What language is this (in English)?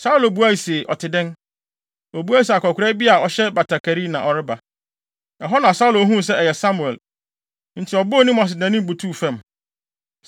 Akan